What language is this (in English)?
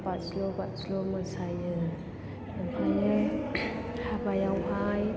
Bodo